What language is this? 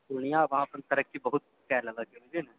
Maithili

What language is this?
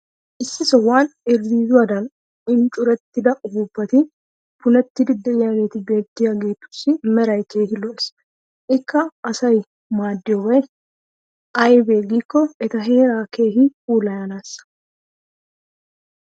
Wolaytta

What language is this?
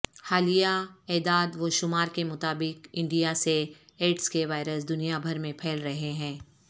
Urdu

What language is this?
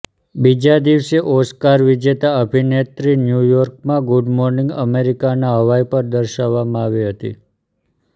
Gujarati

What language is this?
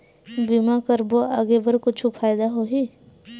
Chhattisgarhi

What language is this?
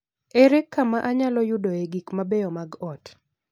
Luo (Kenya and Tanzania)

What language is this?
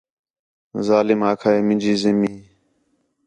Khetrani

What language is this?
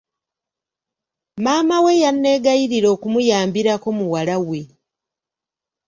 Ganda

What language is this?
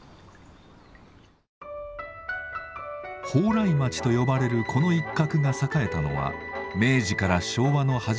Japanese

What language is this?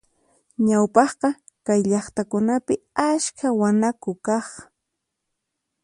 Puno Quechua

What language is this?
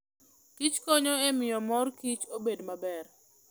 Luo (Kenya and Tanzania)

